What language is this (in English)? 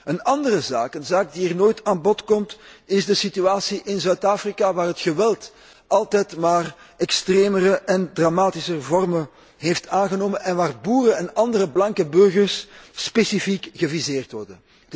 Dutch